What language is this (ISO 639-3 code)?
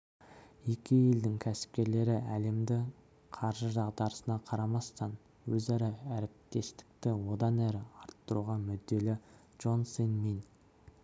kaz